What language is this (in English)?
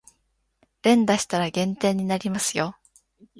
Japanese